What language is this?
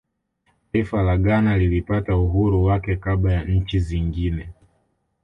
Swahili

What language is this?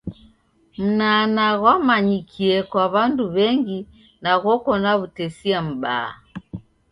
Taita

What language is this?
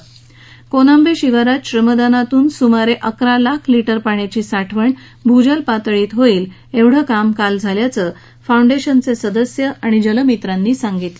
Marathi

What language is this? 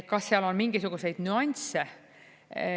Estonian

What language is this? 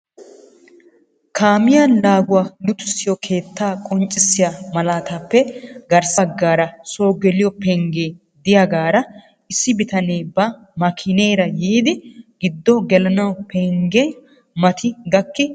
Wolaytta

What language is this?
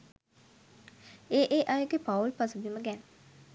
Sinhala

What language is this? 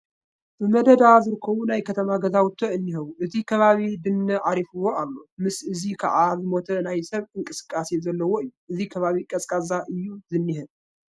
Tigrinya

